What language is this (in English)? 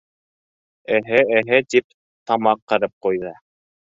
Bashkir